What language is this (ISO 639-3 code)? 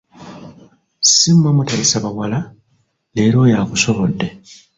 lug